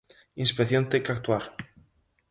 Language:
Galician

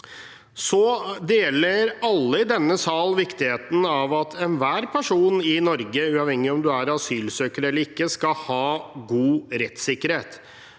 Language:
Norwegian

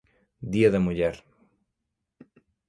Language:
Galician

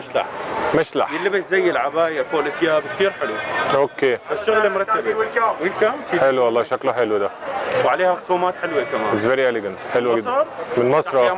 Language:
Arabic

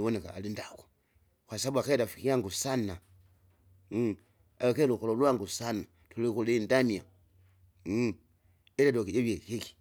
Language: Kinga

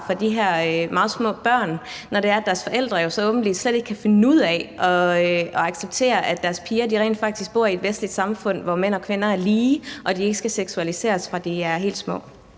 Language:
Danish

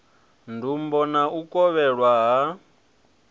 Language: Venda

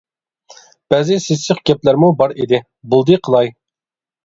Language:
Uyghur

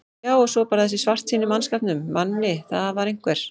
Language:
Icelandic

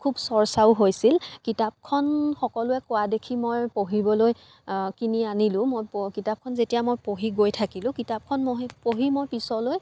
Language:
Assamese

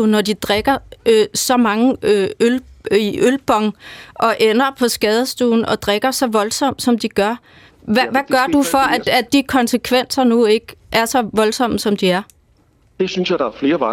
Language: Danish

